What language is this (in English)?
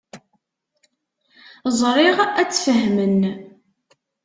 Kabyle